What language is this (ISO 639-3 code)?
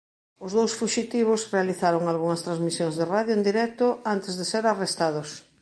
glg